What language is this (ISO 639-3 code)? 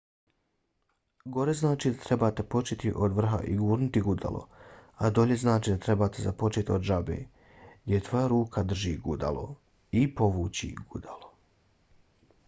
bos